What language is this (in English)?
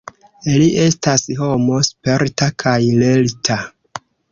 Esperanto